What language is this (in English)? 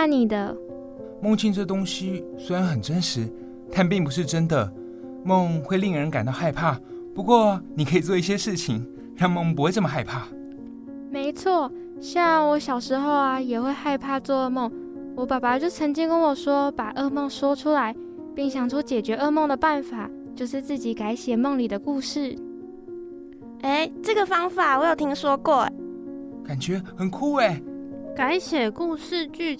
Chinese